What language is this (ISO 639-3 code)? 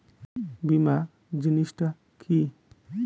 ben